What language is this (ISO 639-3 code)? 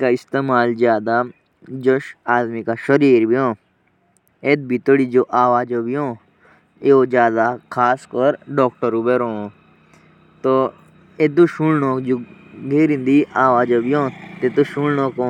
jns